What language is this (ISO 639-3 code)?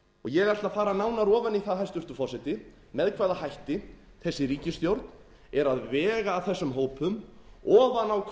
isl